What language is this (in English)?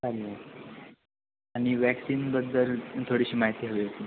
Marathi